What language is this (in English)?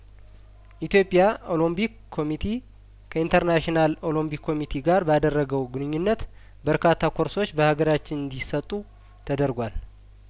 Amharic